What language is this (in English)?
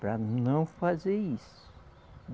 Portuguese